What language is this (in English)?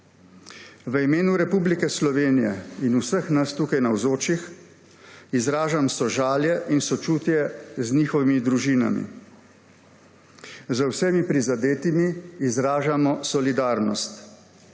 Slovenian